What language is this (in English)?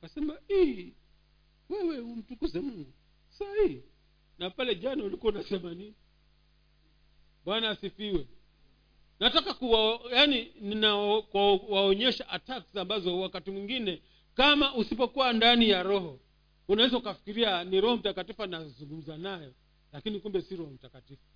Swahili